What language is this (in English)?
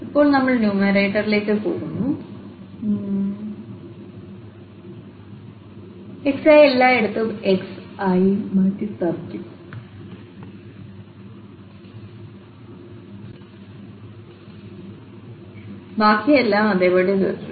Malayalam